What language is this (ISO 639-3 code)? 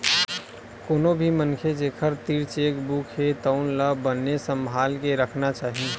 hne